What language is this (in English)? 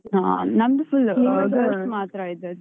Kannada